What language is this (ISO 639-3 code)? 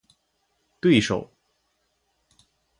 zho